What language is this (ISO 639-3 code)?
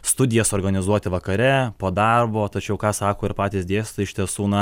lit